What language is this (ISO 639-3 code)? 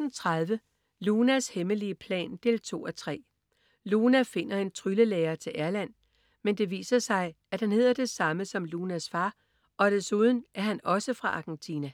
dan